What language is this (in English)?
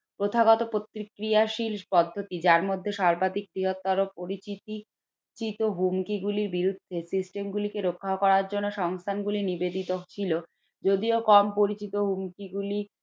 Bangla